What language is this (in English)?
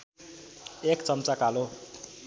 Nepali